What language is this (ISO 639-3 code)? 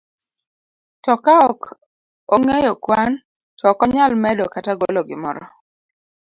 luo